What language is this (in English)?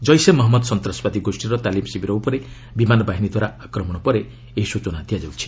Odia